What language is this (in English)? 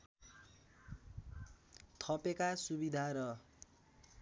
Nepali